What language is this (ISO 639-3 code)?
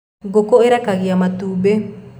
kik